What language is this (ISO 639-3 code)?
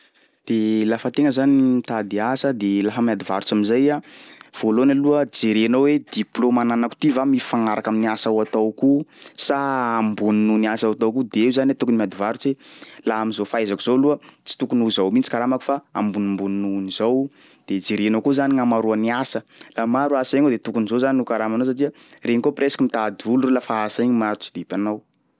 skg